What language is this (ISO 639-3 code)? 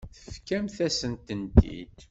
kab